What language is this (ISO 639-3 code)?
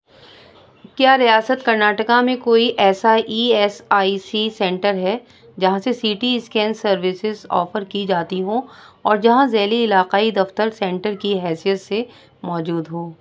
urd